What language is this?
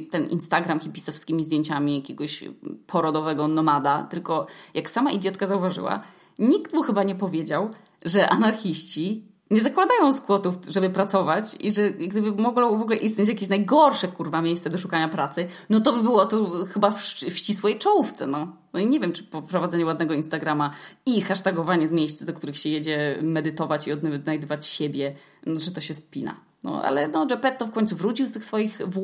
Polish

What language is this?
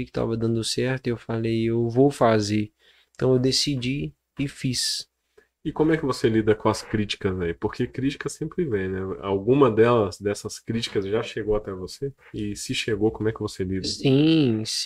Portuguese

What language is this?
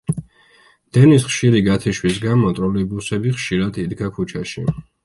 Georgian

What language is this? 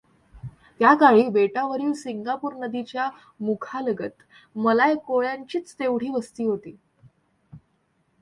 Marathi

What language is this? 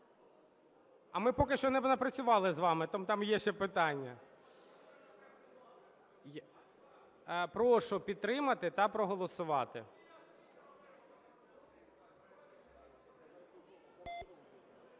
Ukrainian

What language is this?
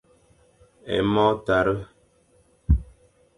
Fang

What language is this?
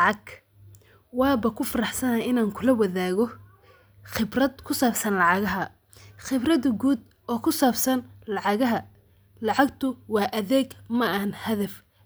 Somali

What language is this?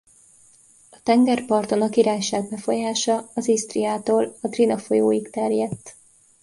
Hungarian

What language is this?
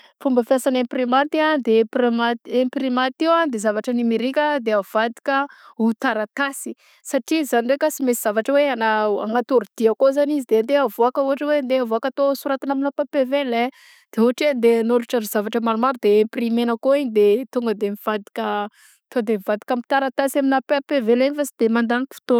Southern Betsimisaraka Malagasy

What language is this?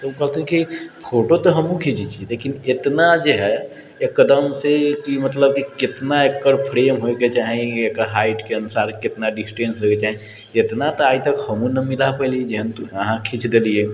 Maithili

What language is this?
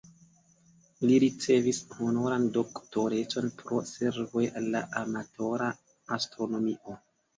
Esperanto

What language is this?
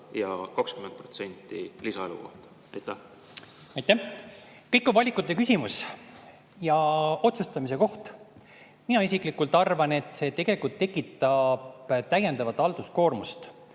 Estonian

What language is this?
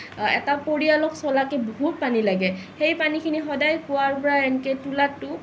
Assamese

